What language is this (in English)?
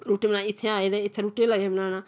Dogri